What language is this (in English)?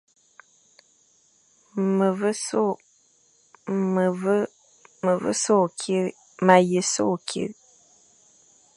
Fang